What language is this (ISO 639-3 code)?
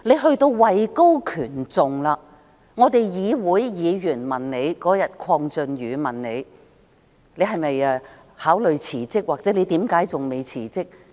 yue